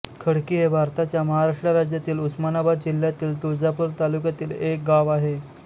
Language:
Marathi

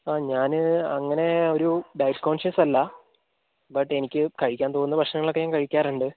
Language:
Malayalam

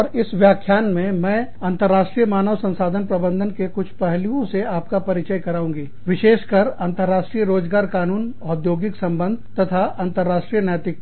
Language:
Hindi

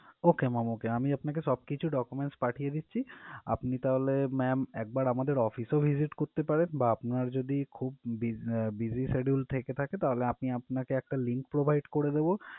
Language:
Bangla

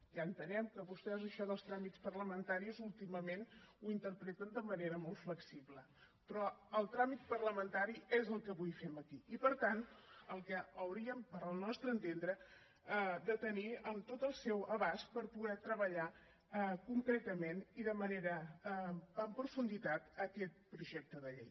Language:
Catalan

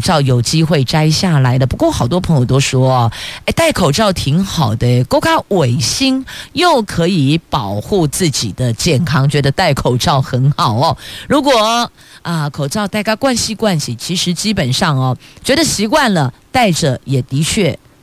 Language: Chinese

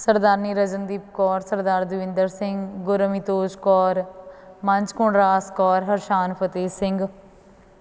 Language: Punjabi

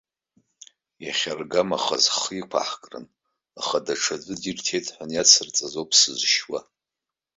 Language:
Abkhazian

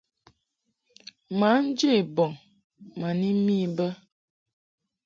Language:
Mungaka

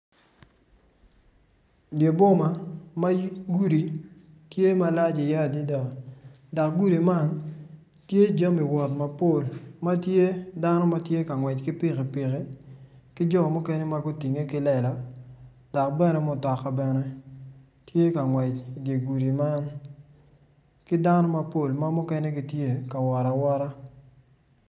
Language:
Acoli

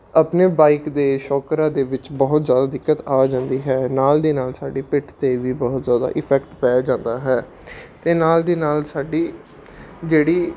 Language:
Punjabi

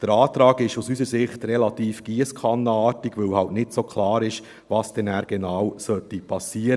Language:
Swiss German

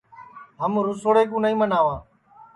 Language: Sansi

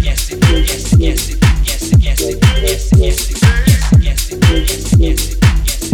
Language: English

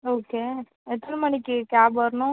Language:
Tamil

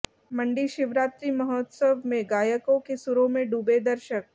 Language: Hindi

